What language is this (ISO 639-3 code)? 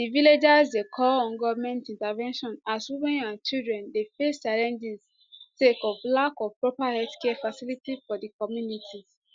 pcm